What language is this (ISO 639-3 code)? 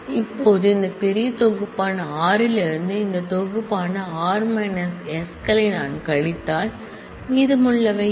tam